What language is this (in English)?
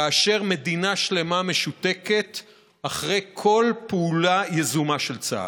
Hebrew